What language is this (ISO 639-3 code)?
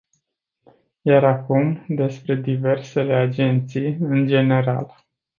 ron